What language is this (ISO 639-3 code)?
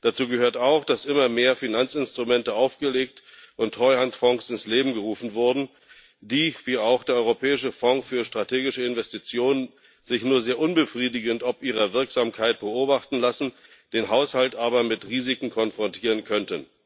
deu